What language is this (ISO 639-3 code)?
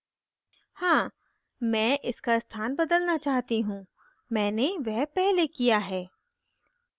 hin